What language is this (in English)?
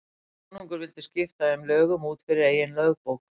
Icelandic